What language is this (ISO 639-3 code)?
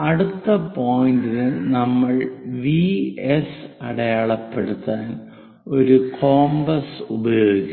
mal